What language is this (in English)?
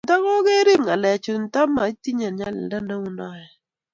Kalenjin